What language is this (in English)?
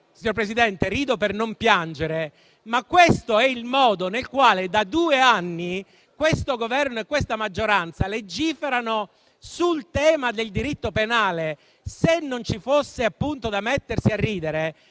Italian